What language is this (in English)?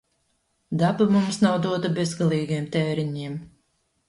Latvian